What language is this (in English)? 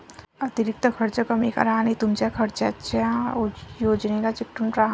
Marathi